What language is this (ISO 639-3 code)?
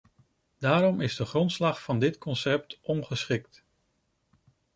nld